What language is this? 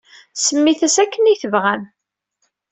Kabyle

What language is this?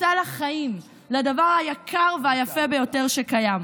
Hebrew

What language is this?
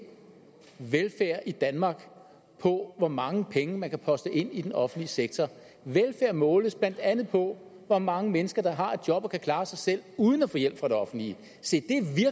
Danish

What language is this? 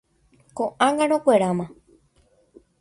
Guarani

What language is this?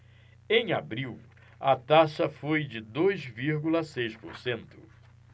Portuguese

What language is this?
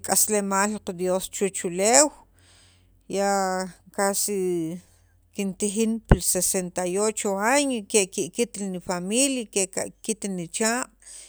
Sacapulteco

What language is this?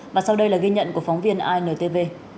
Vietnamese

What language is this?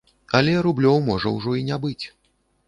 Belarusian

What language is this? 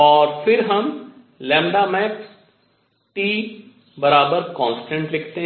Hindi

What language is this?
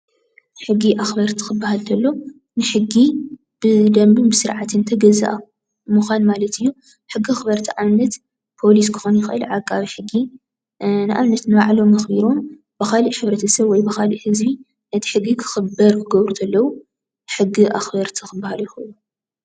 Tigrinya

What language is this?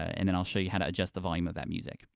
English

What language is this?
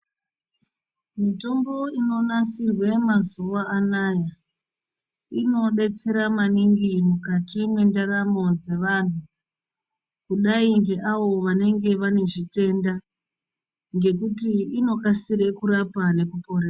Ndau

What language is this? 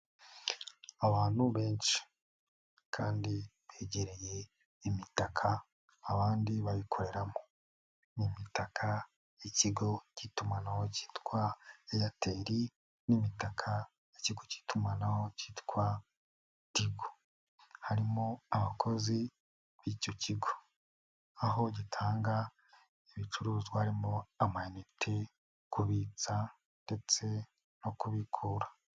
Kinyarwanda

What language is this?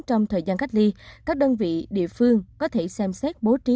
Vietnamese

